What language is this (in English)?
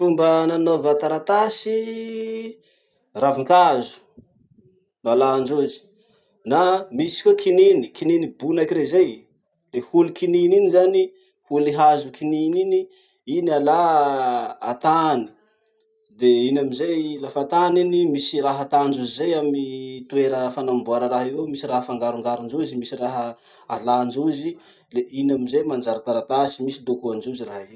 Masikoro Malagasy